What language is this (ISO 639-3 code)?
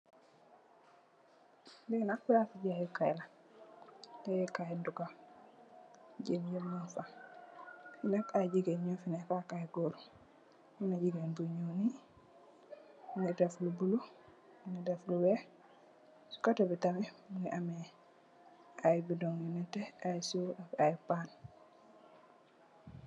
wol